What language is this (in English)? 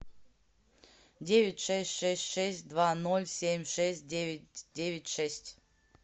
Russian